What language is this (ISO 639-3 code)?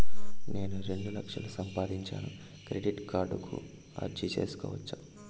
tel